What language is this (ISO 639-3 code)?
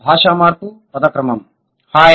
tel